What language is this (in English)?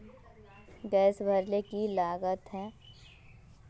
Magahi